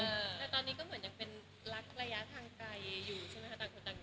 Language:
Thai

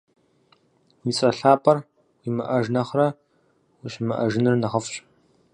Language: Kabardian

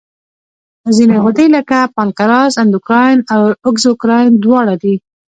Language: Pashto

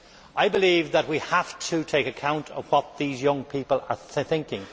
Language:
English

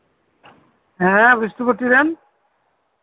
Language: Santali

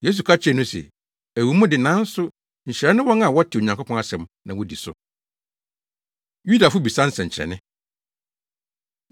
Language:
Akan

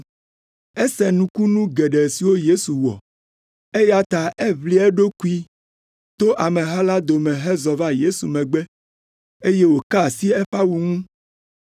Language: Ewe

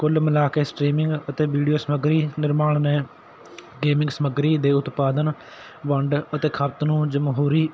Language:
Punjabi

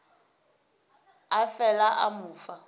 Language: Northern Sotho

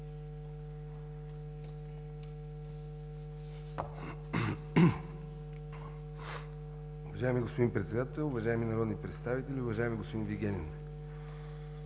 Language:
Bulgarian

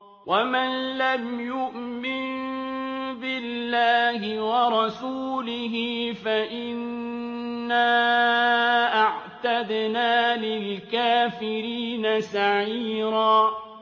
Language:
Arabic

